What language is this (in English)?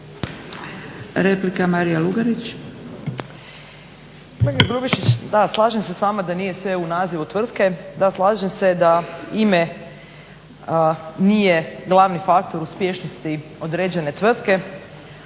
Croatian